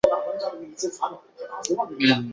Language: Chinese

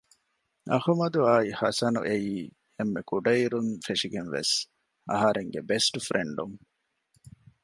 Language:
Divehi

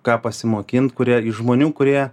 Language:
Lithuanian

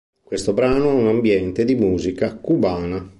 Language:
Italian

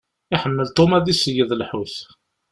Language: Kabyle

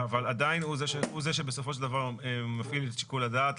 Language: Hebrew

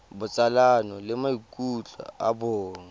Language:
Tswana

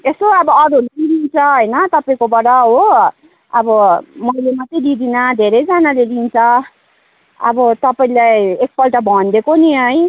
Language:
Nepali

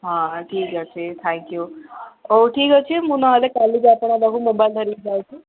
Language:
Odia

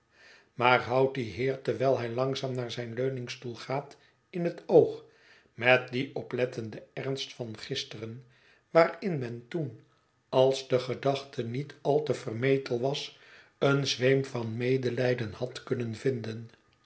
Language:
Dutch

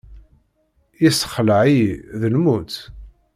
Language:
Kabyle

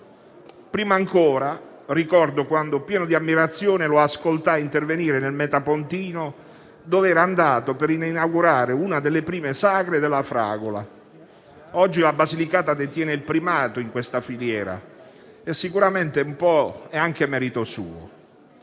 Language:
Italian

